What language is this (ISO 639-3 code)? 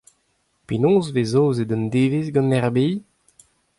bre